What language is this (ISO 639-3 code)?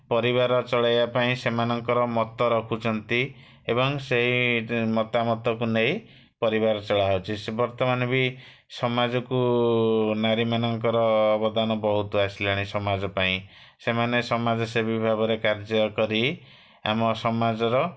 ori